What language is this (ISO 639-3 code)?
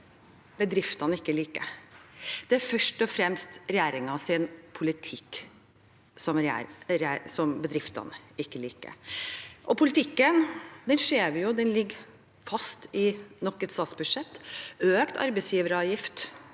nor